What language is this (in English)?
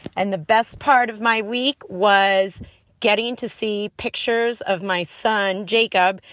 English